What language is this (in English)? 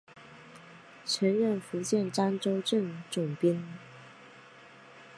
Chinese